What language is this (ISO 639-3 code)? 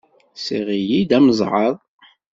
kab